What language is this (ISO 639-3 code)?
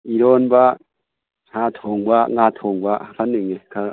mni